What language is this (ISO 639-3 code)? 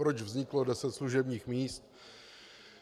ces